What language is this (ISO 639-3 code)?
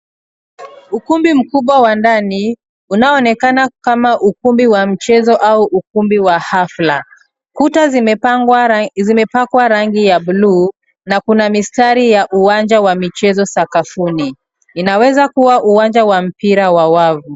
swa